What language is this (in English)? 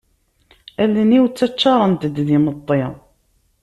Kabyle